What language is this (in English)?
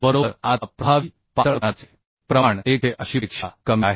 Marathi